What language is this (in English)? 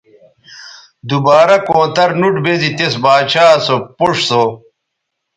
Bateri